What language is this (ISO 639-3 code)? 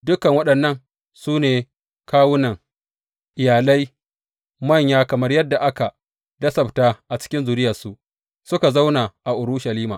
hau